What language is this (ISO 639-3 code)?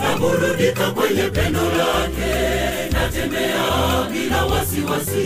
swa